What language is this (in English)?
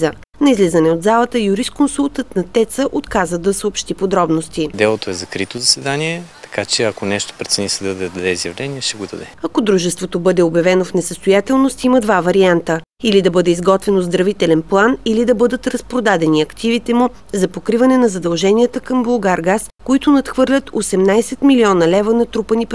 Bulgarian